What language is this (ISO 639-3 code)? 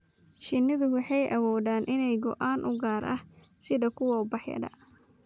som